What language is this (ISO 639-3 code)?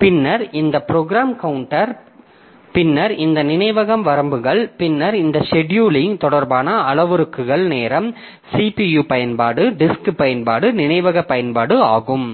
tam